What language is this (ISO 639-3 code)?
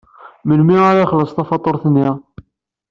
kab